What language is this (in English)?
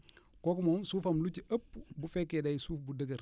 Wolof